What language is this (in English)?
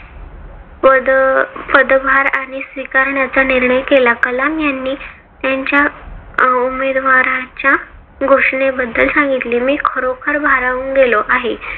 Marathi